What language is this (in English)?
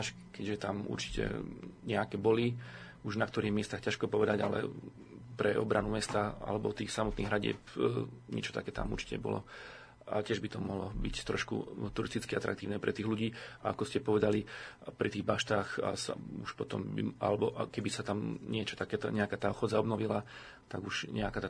Slovak